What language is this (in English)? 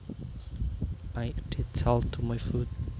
Javanese